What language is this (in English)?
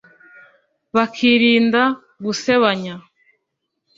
Kinyarwanda